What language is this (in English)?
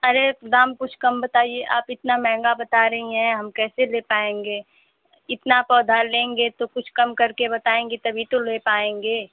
Hindi